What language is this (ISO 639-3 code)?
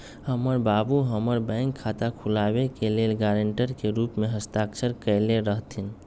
mag